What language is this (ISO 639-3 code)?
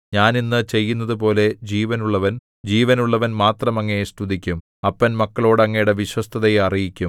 mal